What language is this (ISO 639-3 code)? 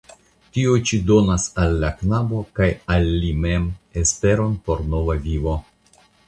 epo